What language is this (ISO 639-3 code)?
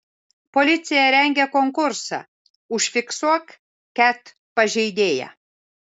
lit